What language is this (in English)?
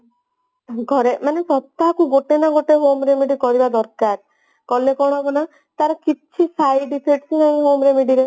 Odia